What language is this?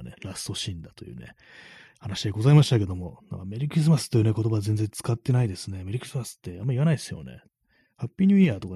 Japanese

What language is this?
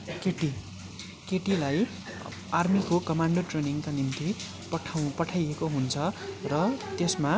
Nepali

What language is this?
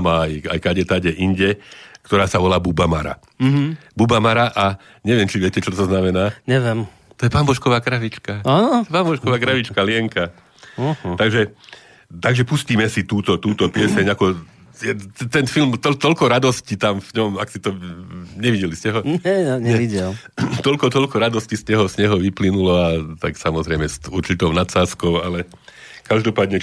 Slovak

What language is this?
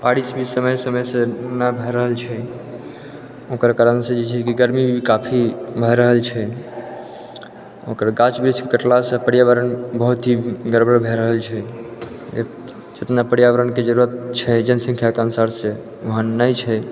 Maithili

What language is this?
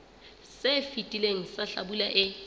Southern Sotho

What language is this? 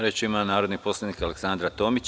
Serbian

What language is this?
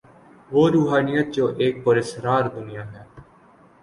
Urdu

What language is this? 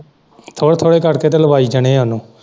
Punjabi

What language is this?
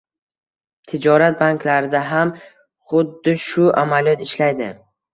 Uzbek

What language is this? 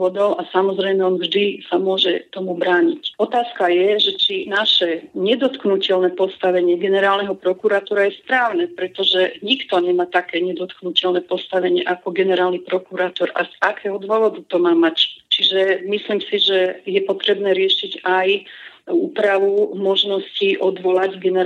Slovak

